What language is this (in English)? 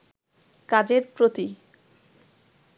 Bangla